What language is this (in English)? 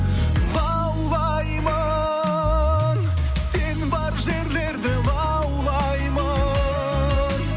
Kazakh